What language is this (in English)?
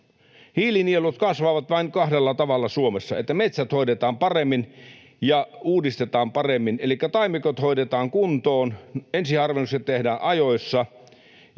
Finnish